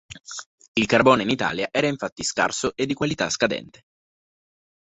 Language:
Italian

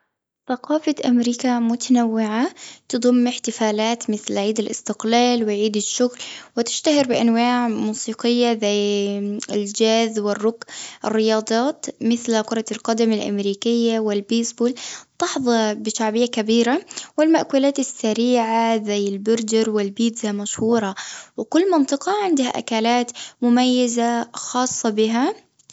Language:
Gulf Arabic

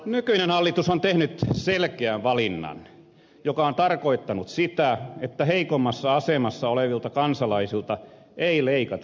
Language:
Finnish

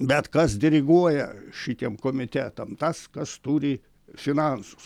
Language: Lithuanian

